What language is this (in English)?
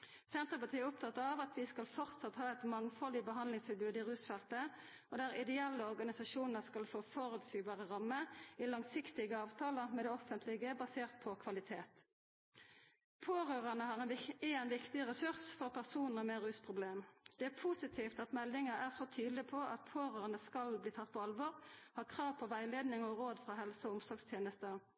Norwegian Nynorsk